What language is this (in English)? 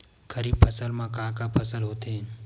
Chhattisgarhi